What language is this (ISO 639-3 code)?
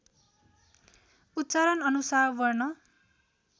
nep